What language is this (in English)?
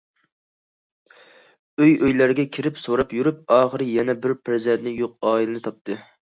Uyghur